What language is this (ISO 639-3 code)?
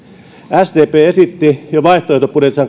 fin